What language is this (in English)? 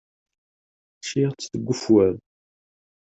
Kabyle